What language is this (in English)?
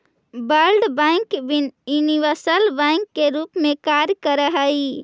Magahi